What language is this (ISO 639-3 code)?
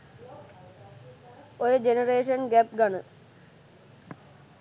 sin